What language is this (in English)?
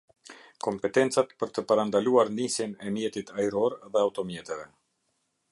Albanian